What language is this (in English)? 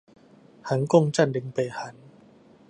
Chinese